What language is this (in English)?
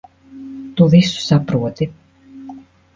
Latvian